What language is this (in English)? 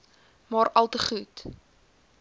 Afrikaans